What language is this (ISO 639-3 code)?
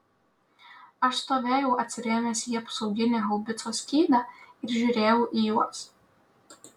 lit